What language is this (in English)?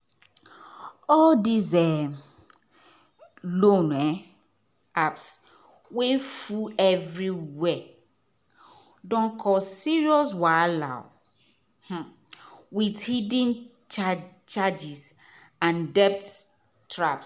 Nigerian Pidgin